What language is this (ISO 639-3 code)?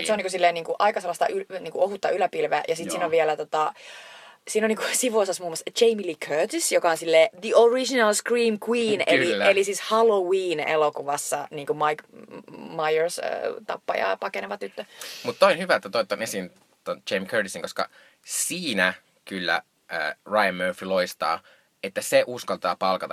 fin